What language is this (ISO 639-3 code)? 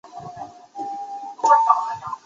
zho